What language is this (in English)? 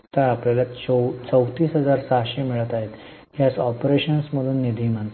Marathi